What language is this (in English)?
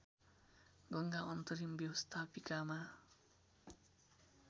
Nepali